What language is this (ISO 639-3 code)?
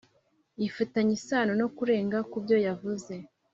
kin